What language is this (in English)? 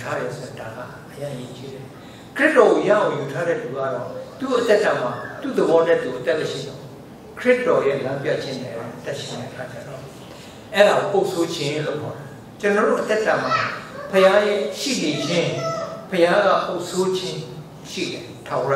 Korean